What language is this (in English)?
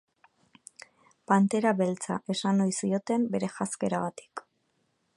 Basque